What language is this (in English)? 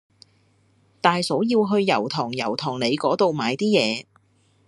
Cantonese